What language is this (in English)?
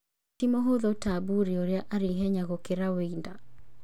Kikuyu